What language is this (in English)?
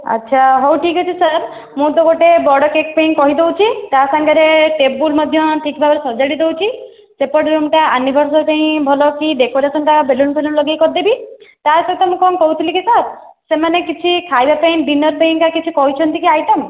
Odia